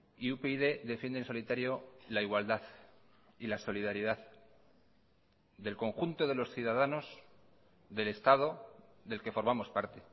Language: Spanish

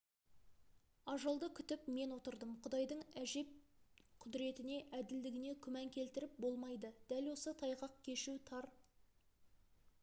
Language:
Kazakh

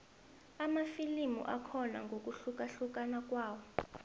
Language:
South Ndebele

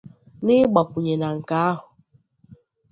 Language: Igbo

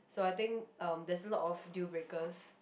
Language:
English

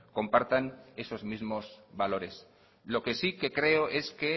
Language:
Spanish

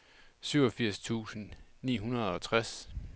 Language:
Danish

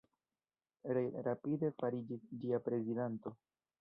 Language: Esperanto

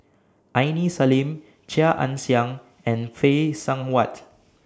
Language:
English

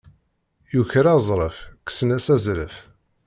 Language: Kabyle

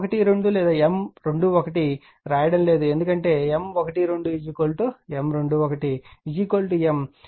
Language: Telugu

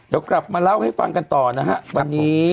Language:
Thai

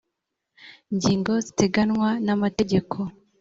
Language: Kinyarwanda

